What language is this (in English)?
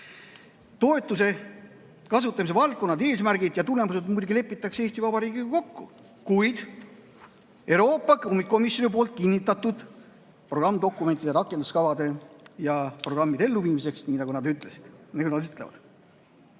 Estonian